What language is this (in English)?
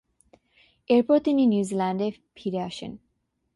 Bangla